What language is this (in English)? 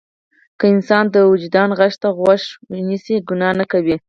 Pashto